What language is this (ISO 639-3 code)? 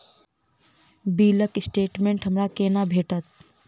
mai